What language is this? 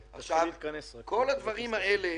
Hebrew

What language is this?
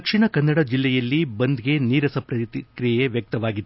Kannada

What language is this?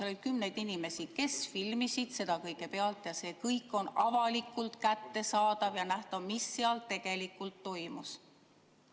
Estonian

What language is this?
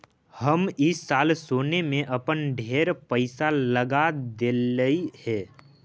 Magahi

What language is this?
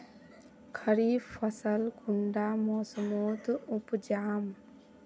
Magahi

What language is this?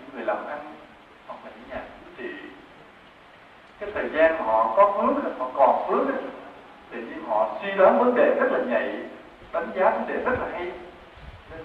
Vietnamese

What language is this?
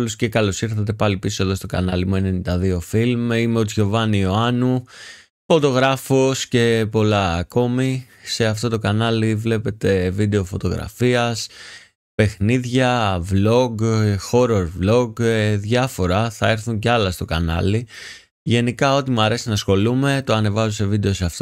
Greek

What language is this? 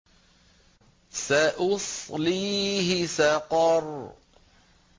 Arabic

